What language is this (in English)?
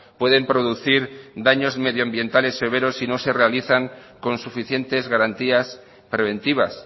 Spanish